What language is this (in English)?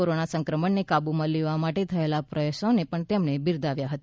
Gujarati